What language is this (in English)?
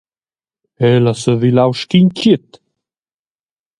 Romansh